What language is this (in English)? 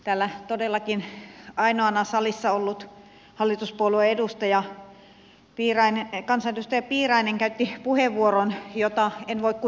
Finnish